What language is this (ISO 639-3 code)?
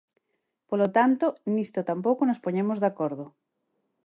glg